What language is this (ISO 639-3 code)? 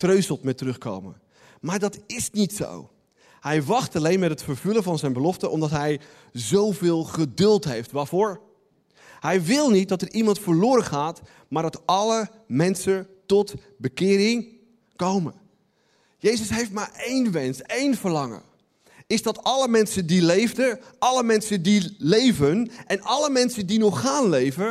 nld